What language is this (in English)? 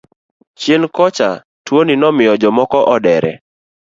Luo (Kenya and Tanzania)